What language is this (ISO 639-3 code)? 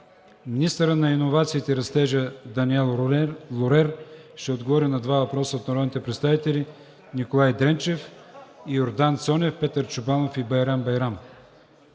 bul